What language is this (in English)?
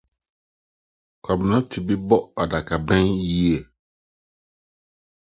Akan